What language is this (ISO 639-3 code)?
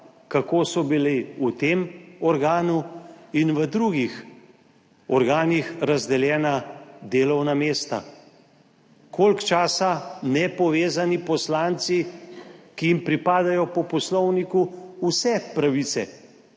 slv